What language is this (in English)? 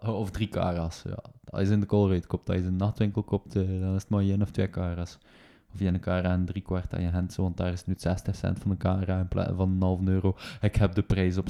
Dutch